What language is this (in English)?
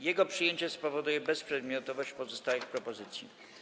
Polish